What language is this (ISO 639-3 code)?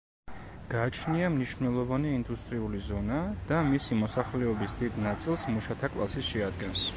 kat